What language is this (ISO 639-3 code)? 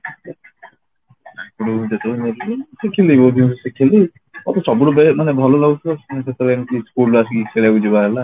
ori